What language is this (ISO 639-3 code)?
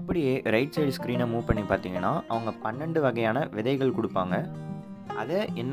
tha